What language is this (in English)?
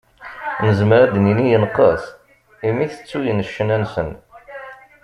Kabyle